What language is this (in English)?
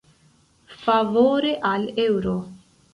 Esperanto